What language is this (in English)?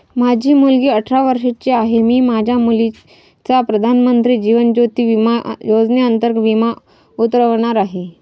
Marathi